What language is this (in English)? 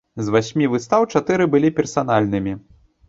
Belarusian